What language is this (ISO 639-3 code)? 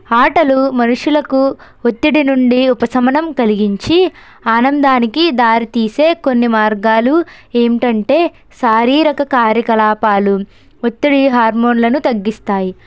tel